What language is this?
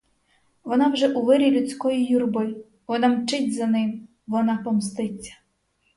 Ukrainian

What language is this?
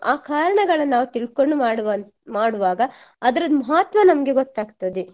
Kannada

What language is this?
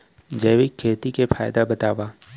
Chhattisgarhi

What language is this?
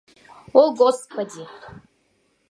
Mari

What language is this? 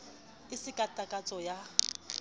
Southern Sotho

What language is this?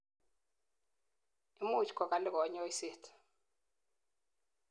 Kalenjin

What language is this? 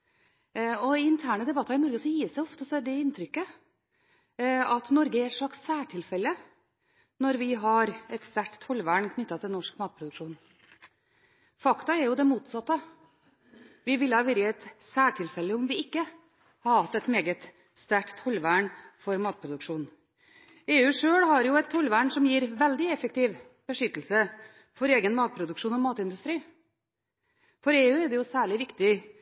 Norwegian Bokmål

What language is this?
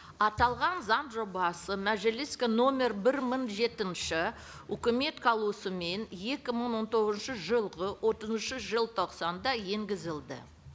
Kazakh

